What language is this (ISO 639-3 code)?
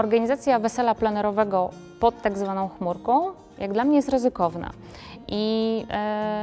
pol